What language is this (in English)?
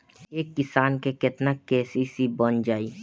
Bhojpuri